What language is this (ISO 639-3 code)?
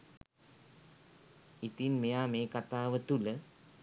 sin